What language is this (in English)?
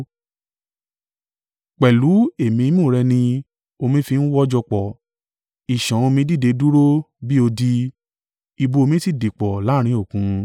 Yoruba